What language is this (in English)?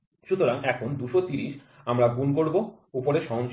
Bangla